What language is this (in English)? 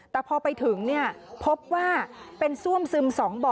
Thai